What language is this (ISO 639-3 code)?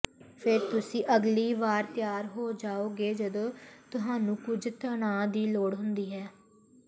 pan